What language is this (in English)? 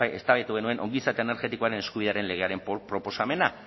Basque